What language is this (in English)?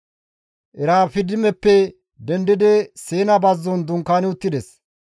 Gamo